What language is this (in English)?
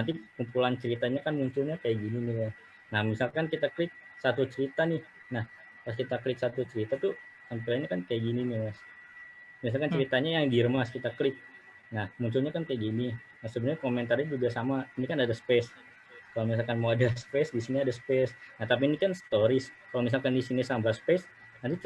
Indonesian